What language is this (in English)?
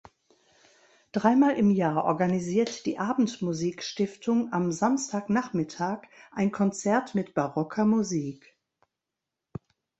German